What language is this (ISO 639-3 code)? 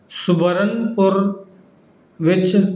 pan